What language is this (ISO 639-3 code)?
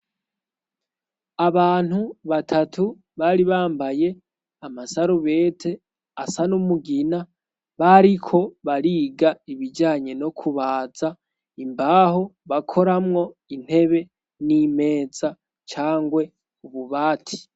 run